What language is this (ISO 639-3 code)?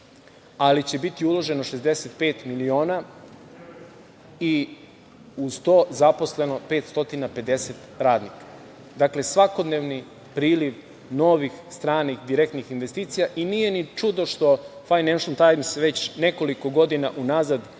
srp